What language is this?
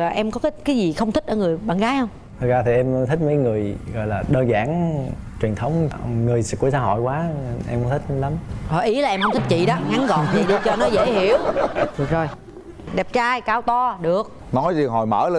Vietnamese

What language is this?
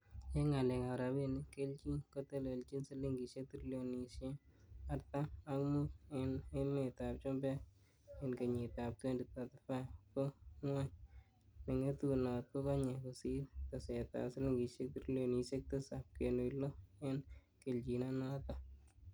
Kalenjin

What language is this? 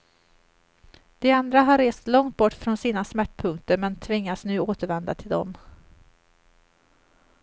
Swedish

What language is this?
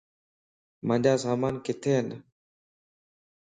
Lasi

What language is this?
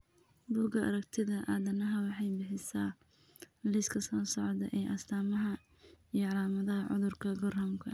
Somali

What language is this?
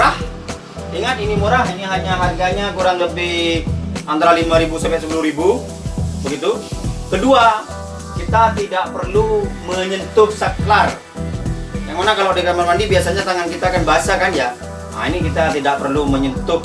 Indonesian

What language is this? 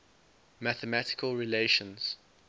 English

